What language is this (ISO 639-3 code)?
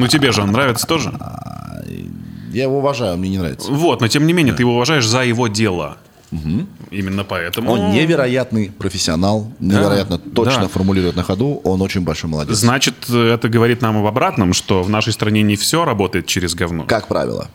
rus